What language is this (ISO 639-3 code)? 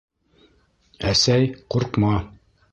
bak